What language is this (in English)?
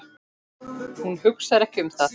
Icelandic